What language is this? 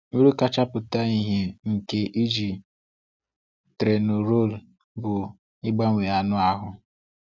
Igbo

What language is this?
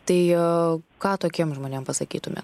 Lithuanian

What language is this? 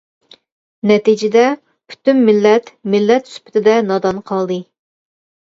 Uyghur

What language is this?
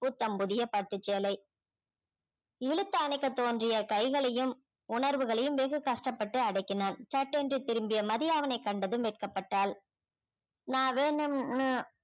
Tamil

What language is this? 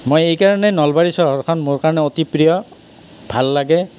Assamese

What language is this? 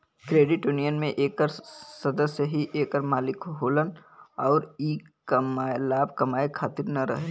Bhojpuri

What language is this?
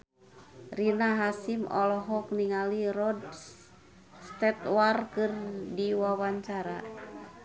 Sundanese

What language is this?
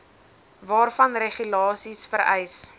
Afrikaans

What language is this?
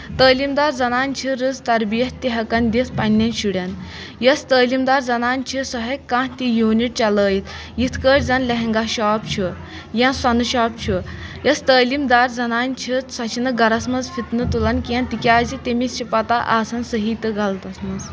Kashmiri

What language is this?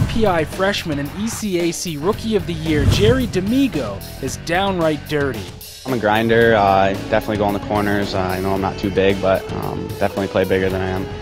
English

